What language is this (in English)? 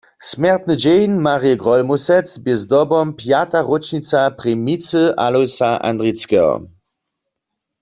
Upper Sorbian